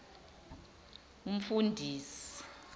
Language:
Zulu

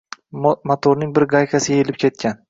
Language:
Uzbek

